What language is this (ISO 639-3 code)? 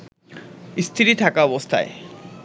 ben